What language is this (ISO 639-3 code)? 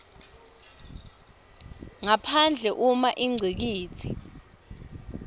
ssw